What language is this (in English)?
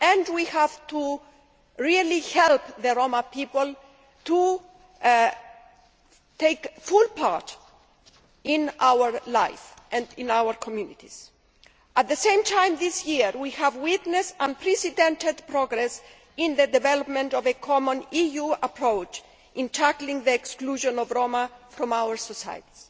English